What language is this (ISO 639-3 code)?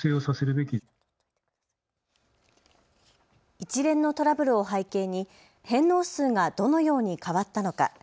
jpn